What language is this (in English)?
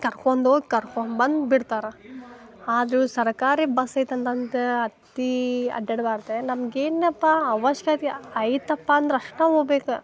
Kannada